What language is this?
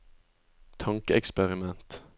Norwegian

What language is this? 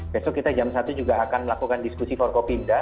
Indonesian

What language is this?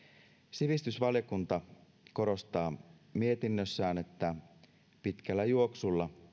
Finnish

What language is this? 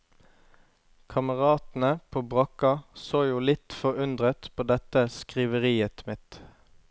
Norwegian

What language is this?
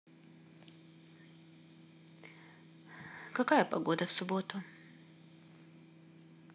Russian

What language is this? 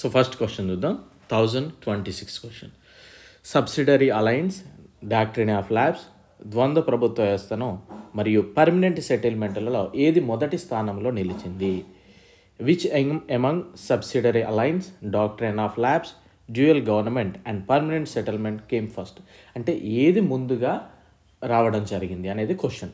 Telugu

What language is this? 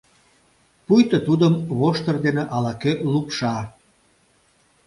Mari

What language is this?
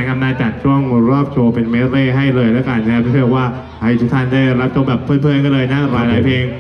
Thai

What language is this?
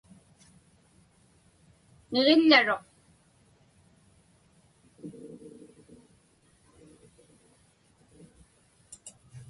Inupiaq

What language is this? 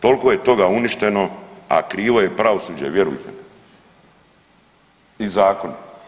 Croatian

